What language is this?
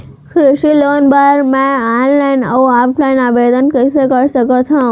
Chhattisgarhi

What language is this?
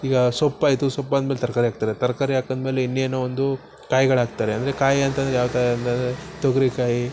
Kannada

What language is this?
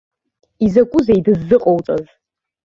Abkhazian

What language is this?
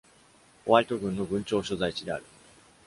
Japanese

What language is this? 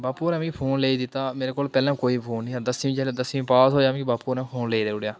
Dogri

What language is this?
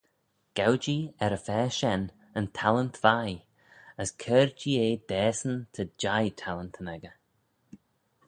Manx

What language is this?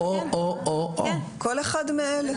Hebrew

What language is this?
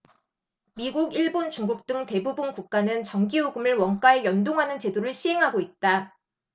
Korean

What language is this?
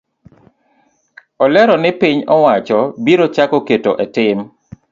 Luo (Kenya and Tanzania)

